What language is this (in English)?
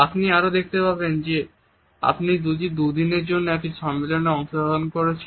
Bangla